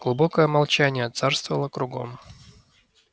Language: Russian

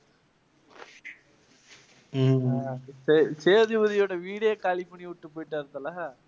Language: Tamil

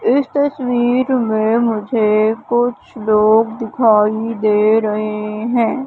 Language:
Hindi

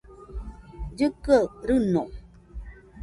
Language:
Nüpode Huitoto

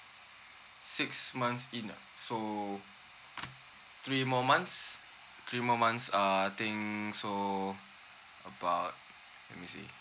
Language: English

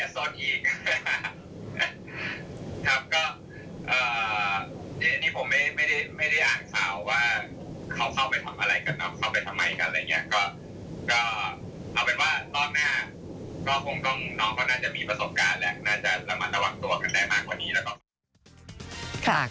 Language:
Thai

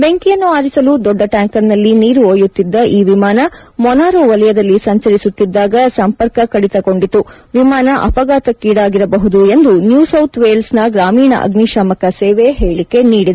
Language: Kannada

